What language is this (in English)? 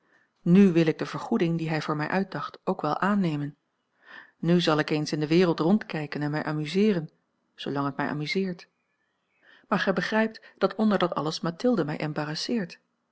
Dutch